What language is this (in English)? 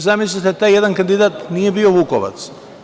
Serbian